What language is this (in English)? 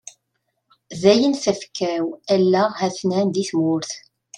Kabyle